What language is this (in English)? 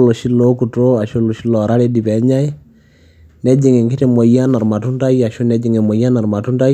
Masai